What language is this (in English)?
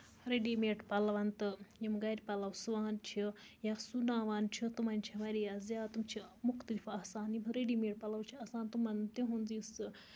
Kashmiri